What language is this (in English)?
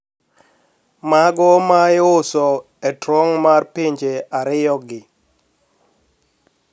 Luo (Kenya and Tanzania)